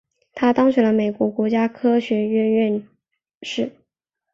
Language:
Chinese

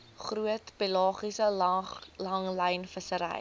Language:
Afrikaans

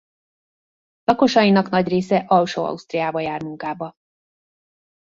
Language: Hungarian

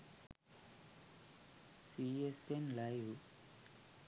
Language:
Sinhala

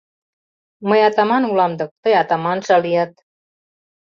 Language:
Mari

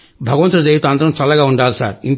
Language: Telugu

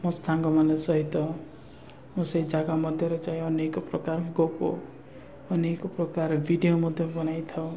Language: Odia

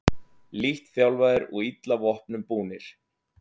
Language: Icelandic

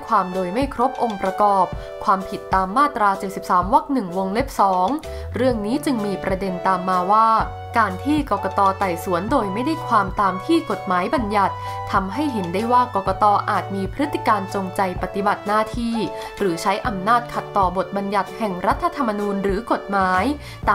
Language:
Thai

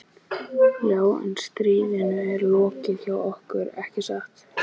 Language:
Icelandic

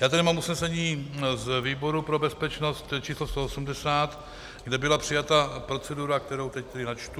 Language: Czech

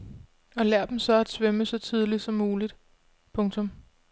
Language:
Danish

